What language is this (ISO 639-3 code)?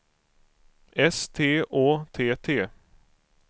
swe